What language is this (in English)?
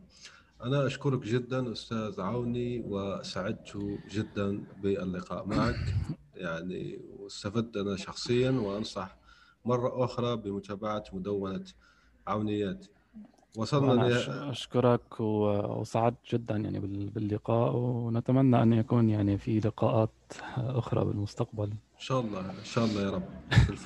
Arabic